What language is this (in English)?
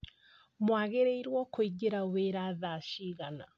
Kikuyu